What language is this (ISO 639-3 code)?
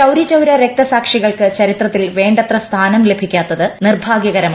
mal